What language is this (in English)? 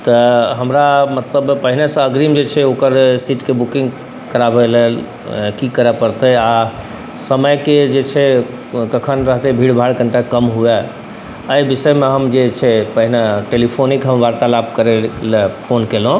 Maithili